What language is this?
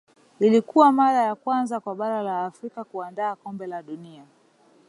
Swahili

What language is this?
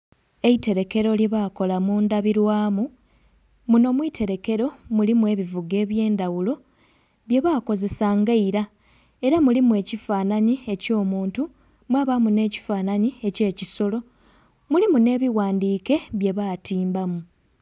Soga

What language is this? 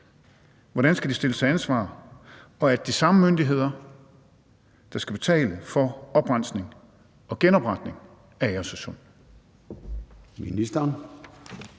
Danish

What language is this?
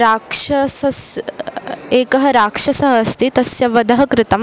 Sanskrit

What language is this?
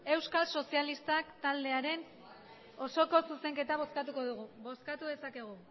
Basque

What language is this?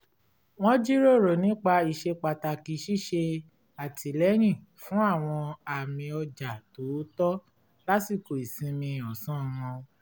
Yoruba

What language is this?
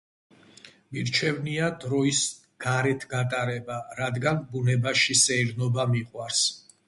Georgian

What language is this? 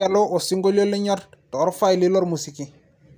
Masai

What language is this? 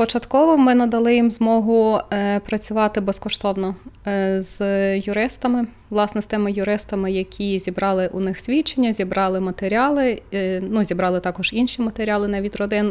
Ukrainian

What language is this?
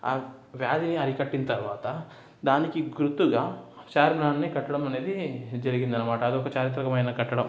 Telugu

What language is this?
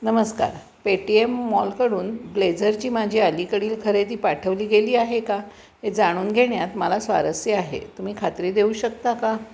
Marathi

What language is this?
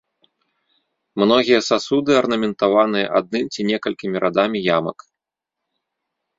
Belarusian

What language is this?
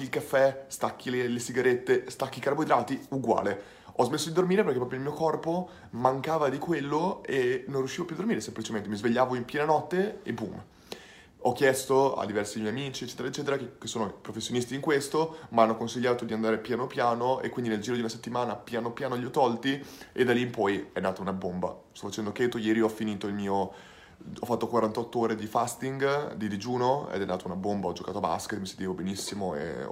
Italian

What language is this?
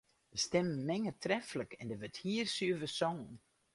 Western Frisian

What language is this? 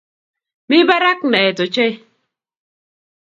Kalenjin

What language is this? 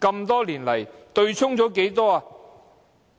Cantonese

